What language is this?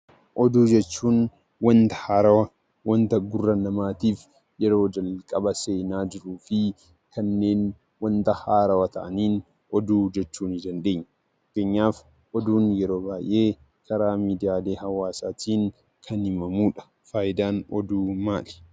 Oromo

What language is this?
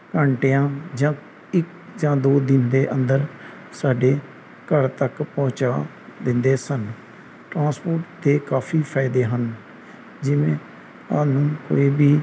Punjabi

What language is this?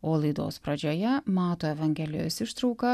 Lithuanian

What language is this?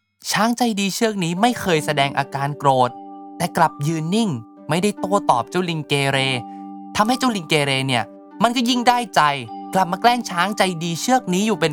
Thai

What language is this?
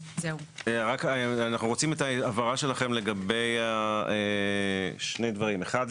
Hebrew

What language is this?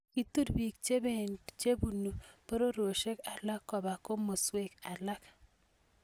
Kalenjin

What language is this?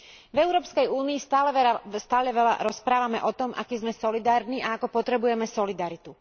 Slovak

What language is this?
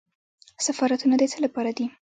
Pashto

